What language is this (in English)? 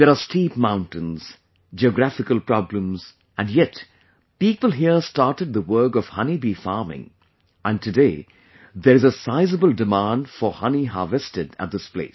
English